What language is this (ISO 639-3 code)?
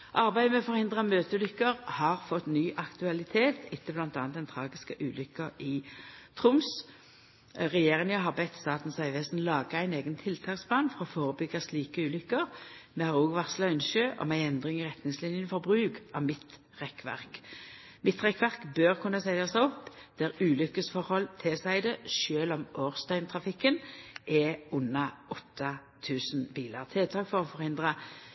nno